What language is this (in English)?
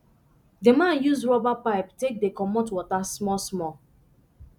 Nigerian Pidgin